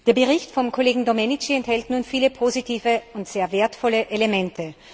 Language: German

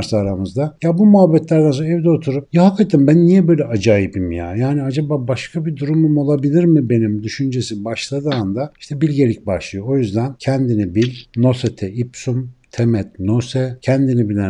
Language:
Turkish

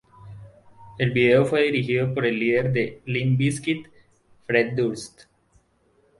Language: Spanish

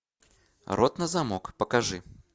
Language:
Russian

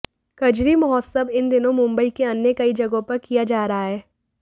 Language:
Hindi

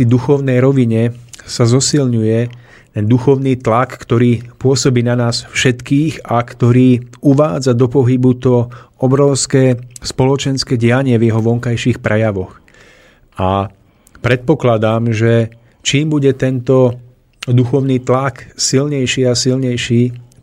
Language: Slovak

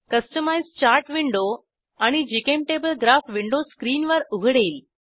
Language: Marathi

